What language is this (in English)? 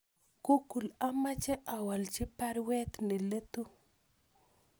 Kalenjin